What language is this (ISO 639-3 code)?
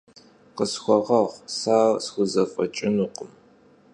kbd